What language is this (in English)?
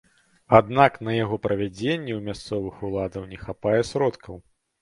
Belarusian